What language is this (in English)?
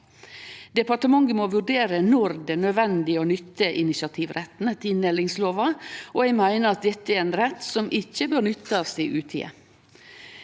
Norwegian